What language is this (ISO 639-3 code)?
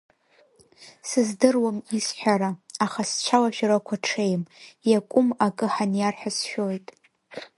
abk